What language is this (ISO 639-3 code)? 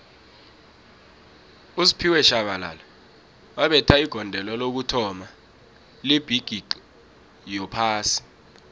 nbl